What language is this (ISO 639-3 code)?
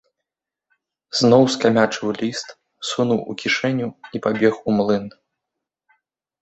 bel